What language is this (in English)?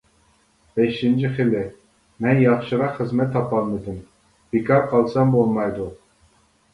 Uyghur